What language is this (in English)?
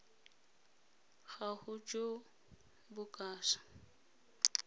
Tswana